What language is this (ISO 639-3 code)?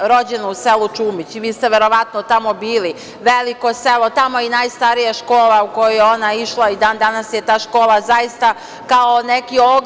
srp